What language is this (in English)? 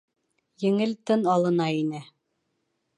Bashkir